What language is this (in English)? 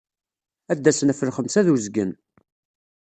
Kabyle